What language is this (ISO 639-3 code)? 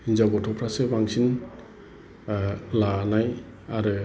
brx